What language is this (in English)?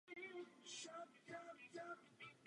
Czech